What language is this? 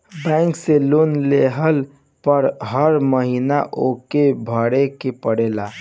Bhojpuri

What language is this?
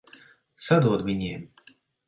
Latvian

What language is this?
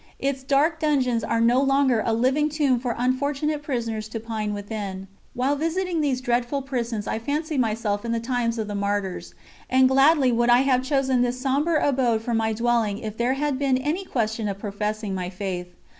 English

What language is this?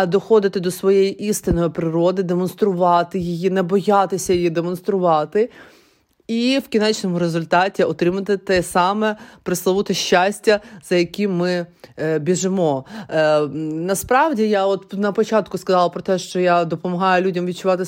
Ukrainian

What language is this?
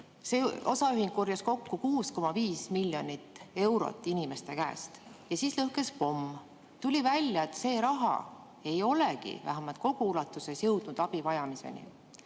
Estonian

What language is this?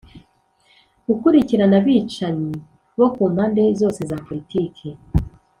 Kinyarwanda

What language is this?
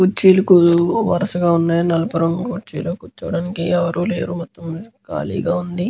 Telugu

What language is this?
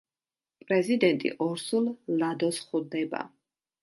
Georgian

